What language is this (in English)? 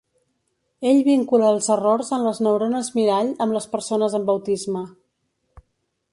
Catalan